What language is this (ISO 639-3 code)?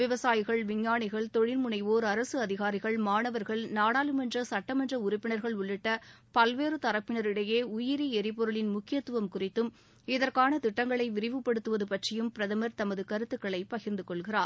tam